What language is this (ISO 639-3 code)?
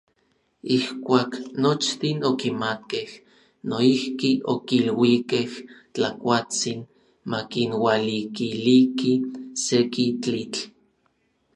nlv